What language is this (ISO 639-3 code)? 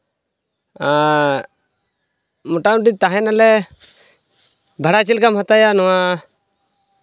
sat